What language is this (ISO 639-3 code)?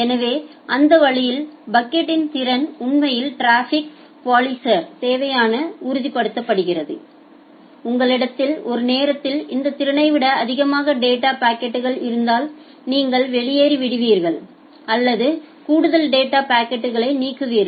tam